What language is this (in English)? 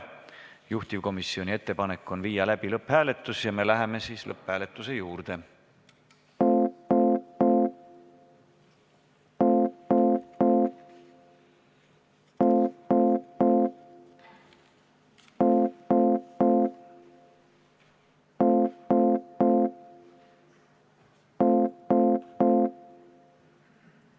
Estonian